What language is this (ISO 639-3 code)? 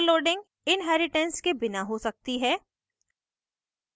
hin